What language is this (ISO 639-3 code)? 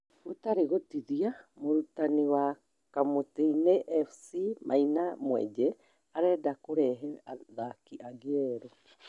kik